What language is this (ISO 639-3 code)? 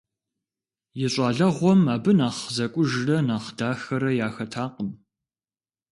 kbd